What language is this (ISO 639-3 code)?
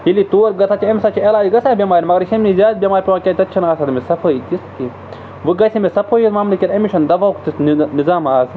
kas